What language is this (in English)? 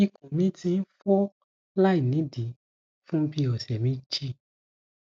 Yoruba